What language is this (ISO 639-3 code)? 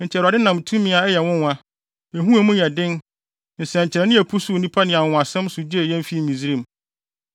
aka